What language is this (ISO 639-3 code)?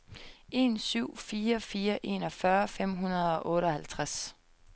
dan